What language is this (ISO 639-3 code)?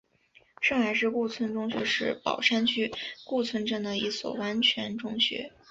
zho